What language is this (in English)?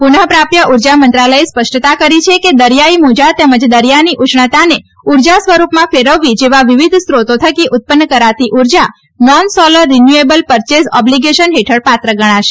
Gujarati